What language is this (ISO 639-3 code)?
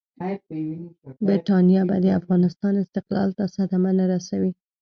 pus